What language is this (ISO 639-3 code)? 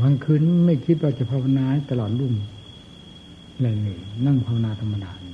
tha